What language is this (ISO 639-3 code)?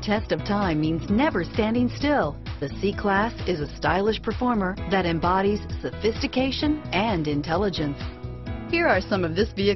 eng